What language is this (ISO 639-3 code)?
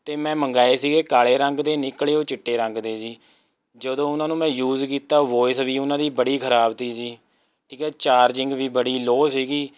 pan